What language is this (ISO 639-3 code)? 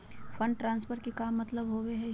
mag